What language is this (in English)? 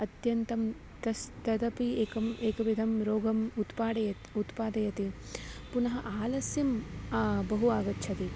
Sanskrit